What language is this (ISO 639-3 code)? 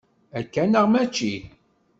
kab